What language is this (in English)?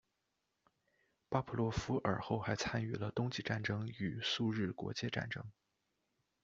Chinese